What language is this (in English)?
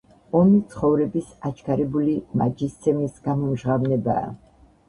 Georgian